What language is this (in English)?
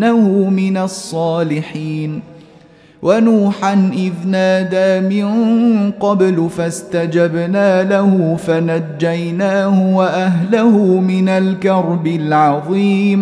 Arabic